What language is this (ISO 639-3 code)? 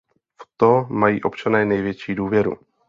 ces